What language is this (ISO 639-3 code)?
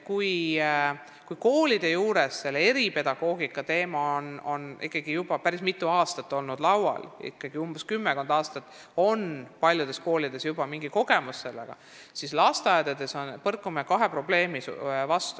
est